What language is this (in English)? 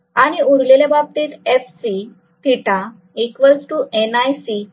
Marathi